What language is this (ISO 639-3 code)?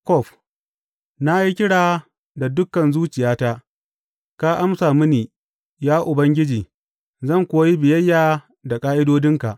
hau